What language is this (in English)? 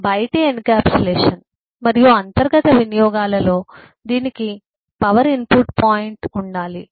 Telugu